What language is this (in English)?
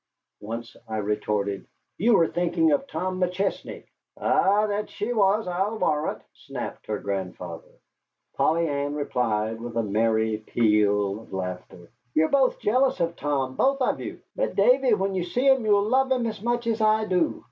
English